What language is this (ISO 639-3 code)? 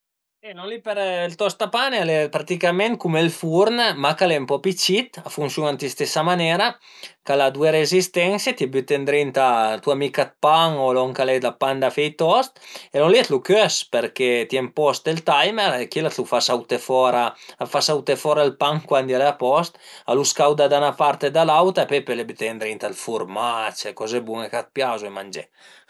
pms